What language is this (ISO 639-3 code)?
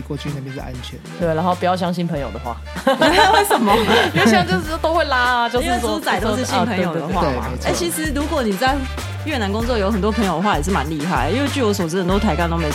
zho